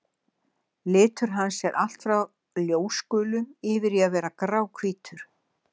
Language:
Icelandic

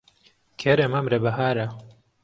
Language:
Central Kurdish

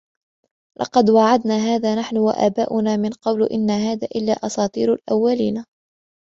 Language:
Arabic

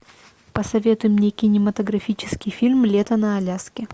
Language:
Russian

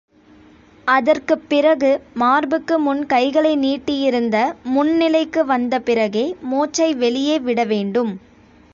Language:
Tamil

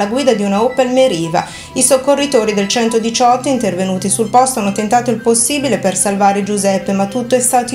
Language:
Italian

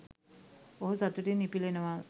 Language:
Sinhala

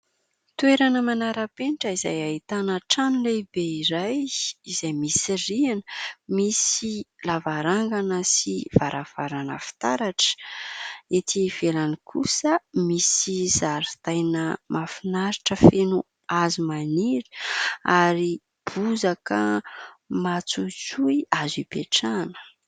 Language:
Malagasy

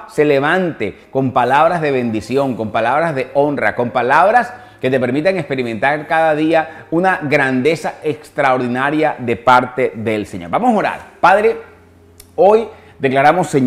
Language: Spanish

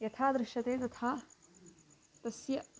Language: Sanskrit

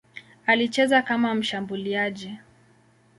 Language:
Swahili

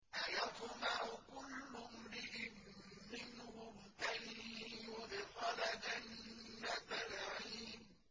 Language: Arabic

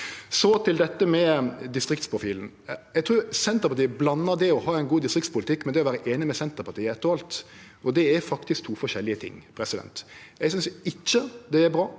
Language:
Norwegian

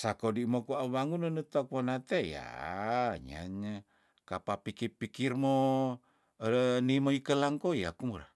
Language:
Tondano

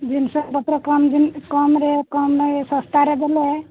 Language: Odia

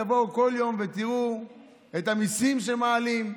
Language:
Hebrew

